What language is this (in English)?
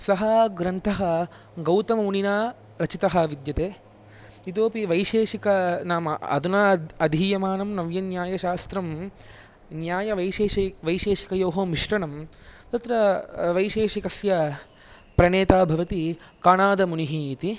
Sanskrit